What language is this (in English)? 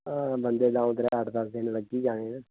Dogri